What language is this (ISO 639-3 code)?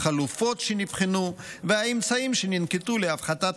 heb